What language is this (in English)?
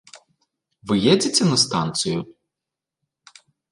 Belarusian